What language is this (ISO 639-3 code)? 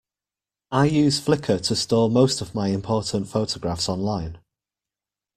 eng